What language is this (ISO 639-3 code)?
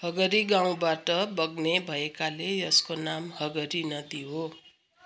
nep